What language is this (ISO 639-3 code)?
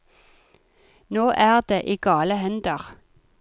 nor